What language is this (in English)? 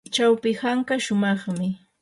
Yanahuanca Pasco Quechua